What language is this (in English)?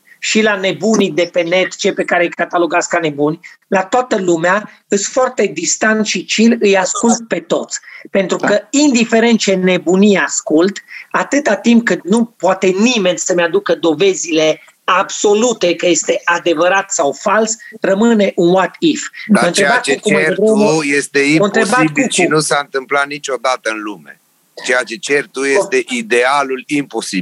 Romanian